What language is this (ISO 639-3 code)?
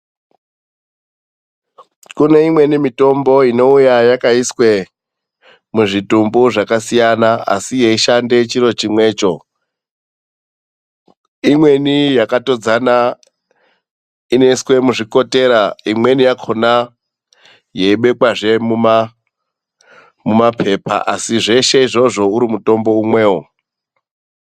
ndc